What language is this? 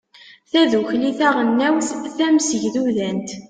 Kabyle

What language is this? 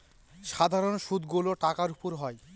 Bangla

